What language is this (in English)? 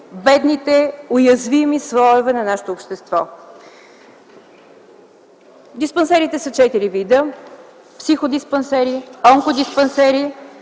Bulgarian